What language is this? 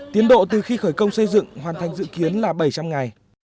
Vietnamese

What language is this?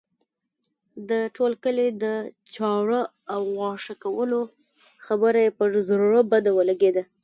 Pashto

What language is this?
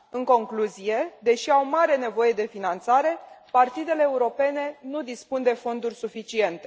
Romanian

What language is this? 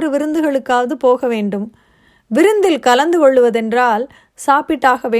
Tamil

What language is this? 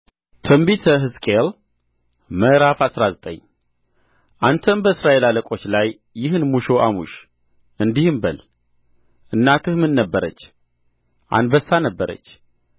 Amharic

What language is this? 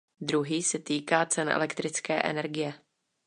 Czech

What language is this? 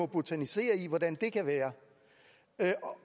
Danish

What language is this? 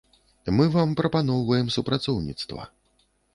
Belarusian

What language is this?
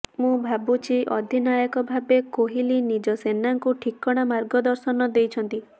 Odia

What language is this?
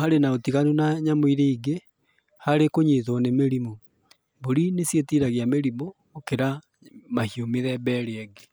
Kikuyu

